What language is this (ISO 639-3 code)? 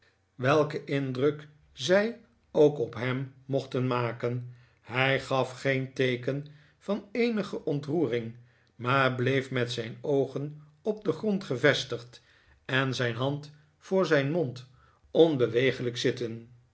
nld